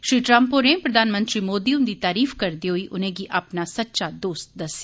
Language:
Dogri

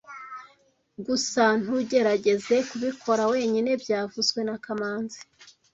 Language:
Kinyarwanda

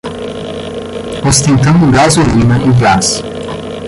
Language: Portuguese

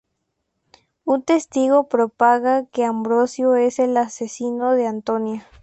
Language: Spanish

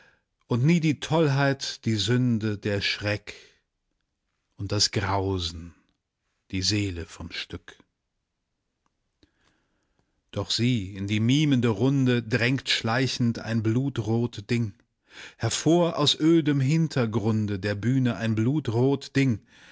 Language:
German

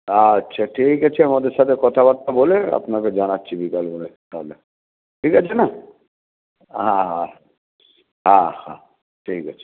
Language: Bangla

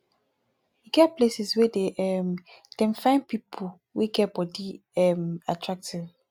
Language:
Nigerian Pidgin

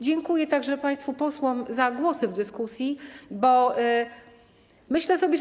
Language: Polish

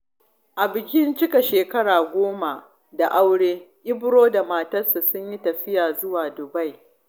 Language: Hausa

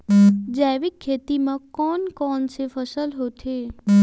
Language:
Chhattisgarhi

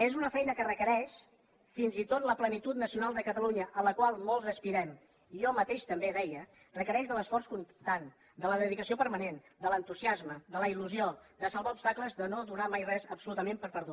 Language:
Catalan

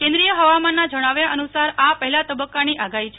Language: Gujarati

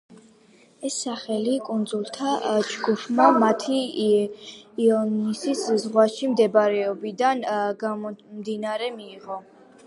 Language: Georgian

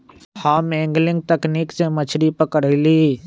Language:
Magahi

